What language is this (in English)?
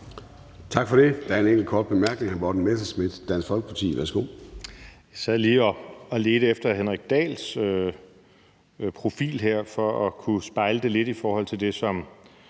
Danish